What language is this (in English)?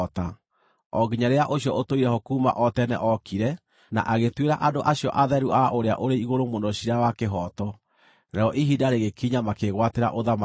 Kikuyu